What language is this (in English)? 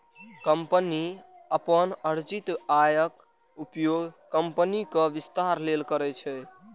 Maithili